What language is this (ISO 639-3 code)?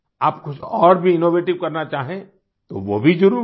hin